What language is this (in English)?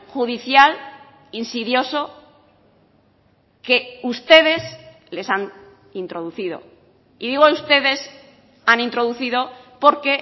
Spanish